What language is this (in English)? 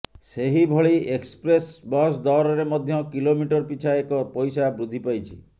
Odia